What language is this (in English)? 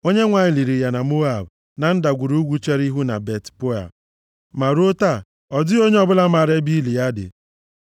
Igbo